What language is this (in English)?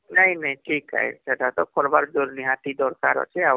Odia